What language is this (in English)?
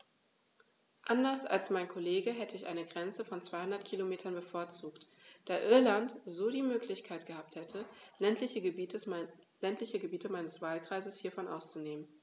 German